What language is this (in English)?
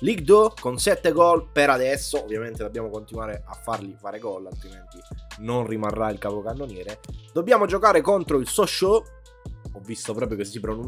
Italian